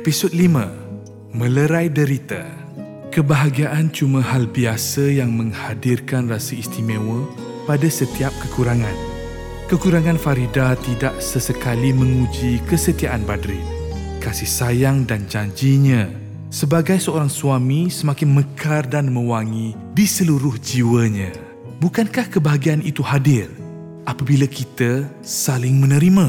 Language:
Malay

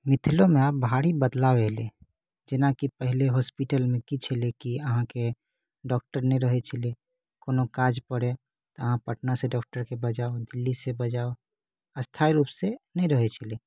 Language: Maithili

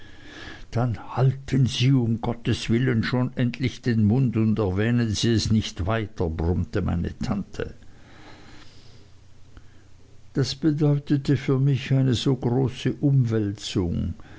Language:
German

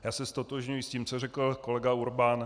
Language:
Czech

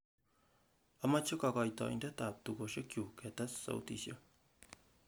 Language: Kalenjin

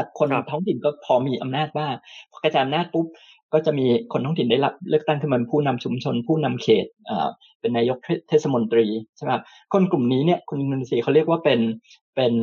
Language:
Thai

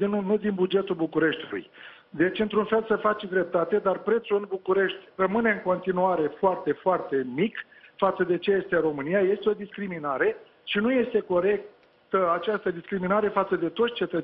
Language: Romanian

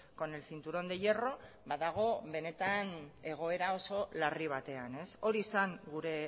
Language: Basque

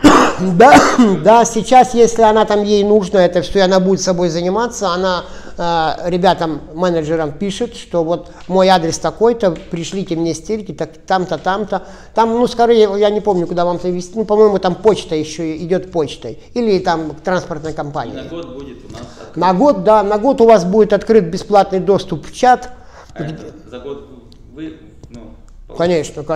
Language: Russian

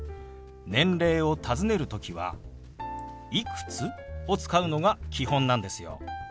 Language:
Japanese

